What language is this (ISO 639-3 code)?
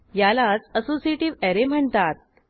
mar